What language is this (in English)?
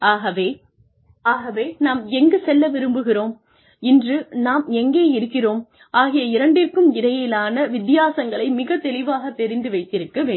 Tamil